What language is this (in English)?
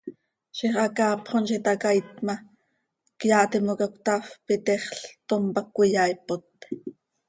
Seri